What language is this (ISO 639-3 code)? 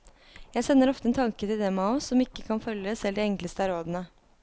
nor